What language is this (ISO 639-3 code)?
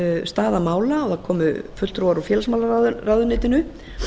isl